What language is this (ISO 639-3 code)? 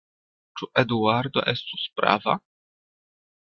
epo